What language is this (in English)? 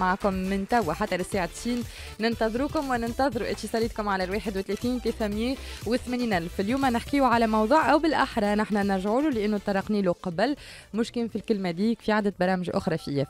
Arabic